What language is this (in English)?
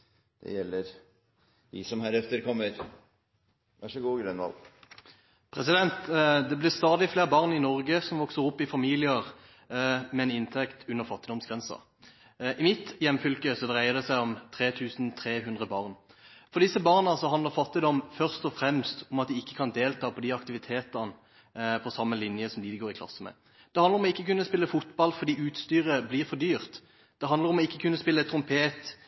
Norwegian